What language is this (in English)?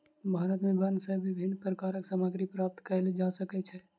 Maithili